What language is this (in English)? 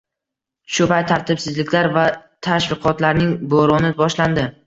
Uzbek